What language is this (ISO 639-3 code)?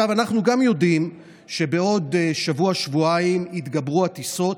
heb